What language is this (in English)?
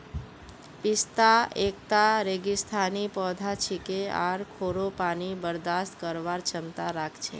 Magahi